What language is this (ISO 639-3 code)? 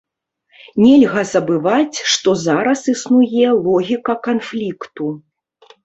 bel